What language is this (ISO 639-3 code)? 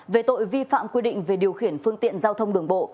vie